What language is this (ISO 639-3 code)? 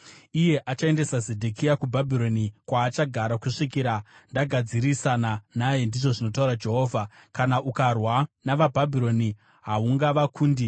sna